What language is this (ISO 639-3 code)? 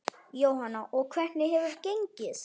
isl